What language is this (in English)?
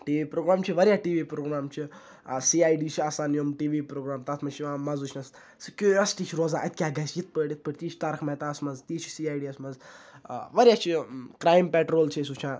Kashmiri